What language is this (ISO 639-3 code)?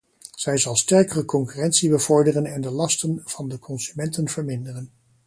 nld